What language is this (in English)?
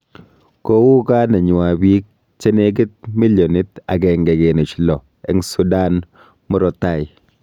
Kalenjin